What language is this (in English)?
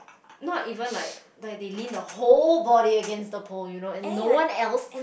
English